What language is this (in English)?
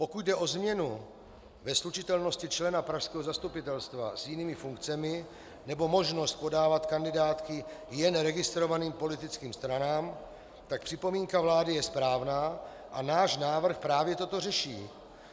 Czech